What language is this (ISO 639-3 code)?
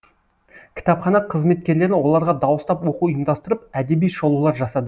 kaz